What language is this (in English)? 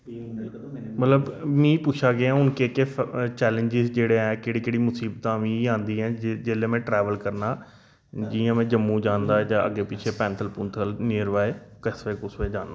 Dogri